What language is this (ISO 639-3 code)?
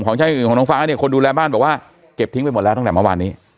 tha